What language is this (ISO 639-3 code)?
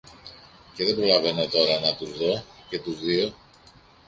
ell